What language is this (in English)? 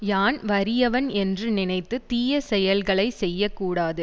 Tamil